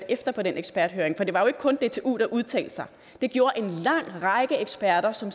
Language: Danish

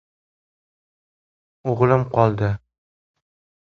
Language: Uzbek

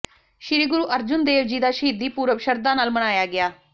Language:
Punjabi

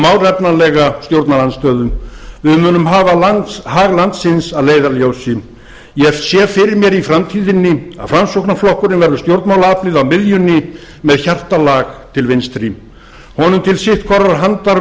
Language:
Icelandic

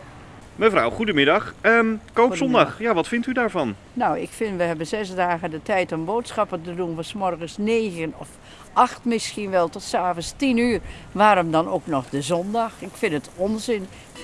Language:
Dutch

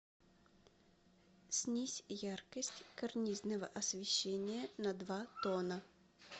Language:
Russian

